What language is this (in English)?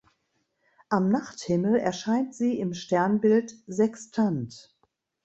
German